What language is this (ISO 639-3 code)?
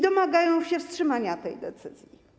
pol